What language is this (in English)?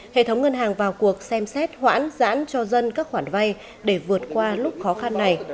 Vietnamese